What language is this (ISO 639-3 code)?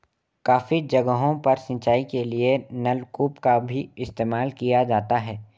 hin